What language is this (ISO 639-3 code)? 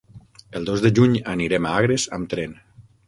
cat